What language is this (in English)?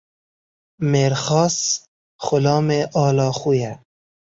Kurdish